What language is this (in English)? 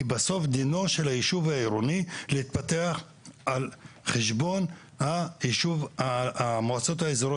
Hebrew